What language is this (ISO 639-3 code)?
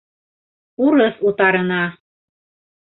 bak